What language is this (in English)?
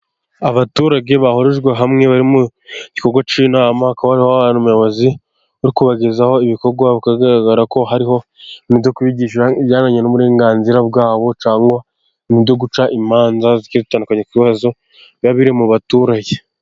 Kinyarwanda